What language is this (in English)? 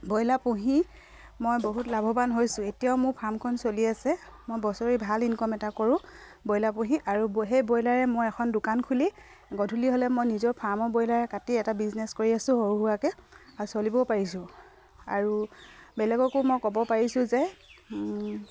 Assamese